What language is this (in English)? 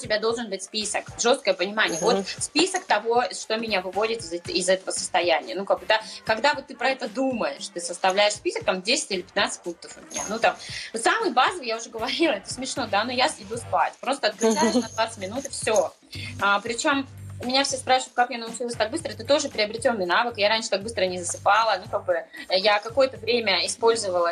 Russian